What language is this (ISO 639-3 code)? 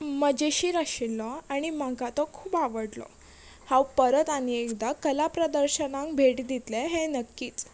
kok